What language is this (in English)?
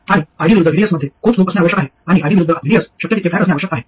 Marathi